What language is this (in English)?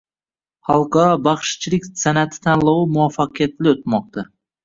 Uzbek